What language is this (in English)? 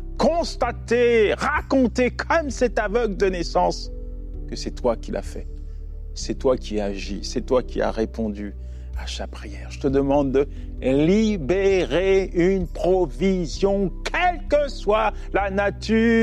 French